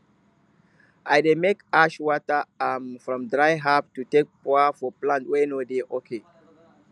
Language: Nigerian Pidgin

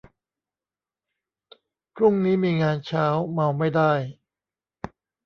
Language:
Thai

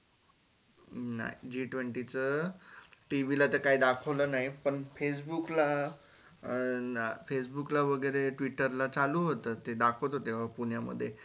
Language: Marathi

